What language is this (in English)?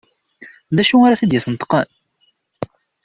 Kabyle